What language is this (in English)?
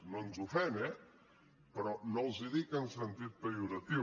Catalan